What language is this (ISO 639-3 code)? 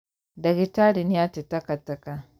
kik